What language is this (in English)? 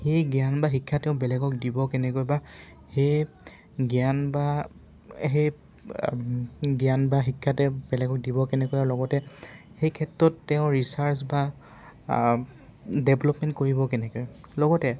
Assamese